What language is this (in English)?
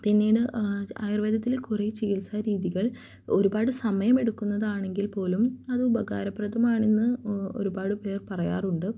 Malayalam